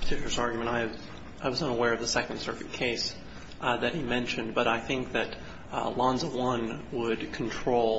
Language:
English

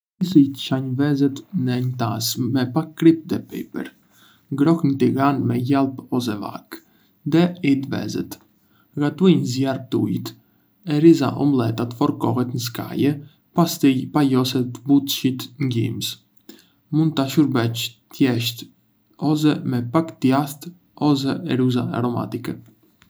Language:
Arbëreshë Albanian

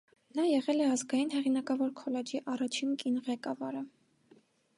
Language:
Armenian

